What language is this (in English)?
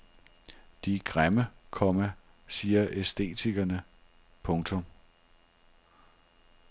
Danish